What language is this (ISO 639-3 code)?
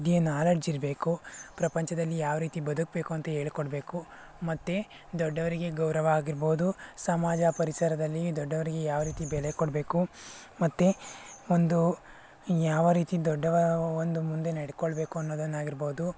kan